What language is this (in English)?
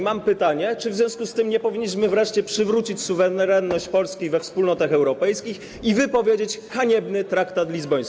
Polish